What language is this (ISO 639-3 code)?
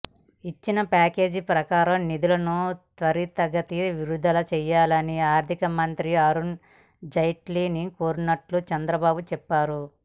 tel